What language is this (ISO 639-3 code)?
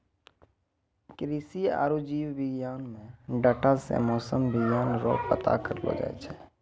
mai